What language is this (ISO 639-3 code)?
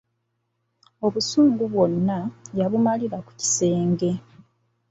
lug